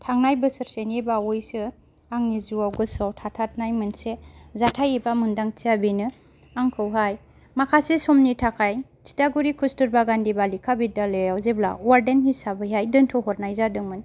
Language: Bodo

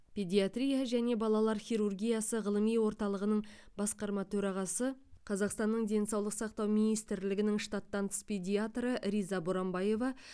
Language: Kazakh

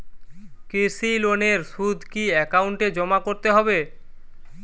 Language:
Bangla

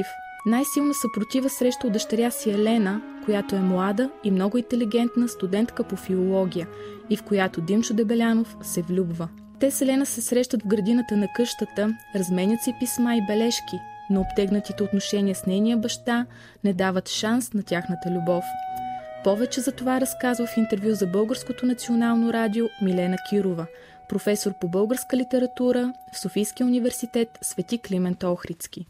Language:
Bulgarian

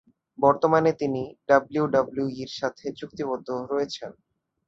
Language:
Bangla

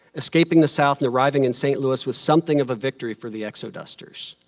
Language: English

